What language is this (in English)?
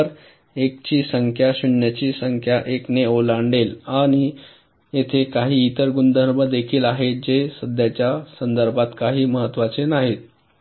Marathi